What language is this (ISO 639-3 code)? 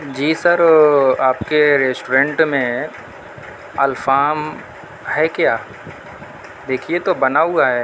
urd